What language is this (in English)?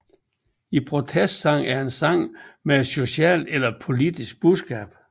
Danish